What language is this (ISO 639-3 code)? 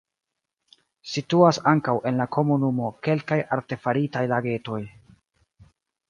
epo